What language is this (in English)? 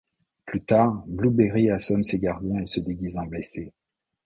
French